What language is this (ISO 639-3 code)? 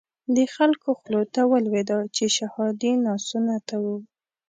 pus